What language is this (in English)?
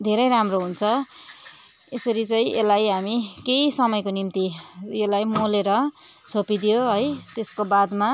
Nepali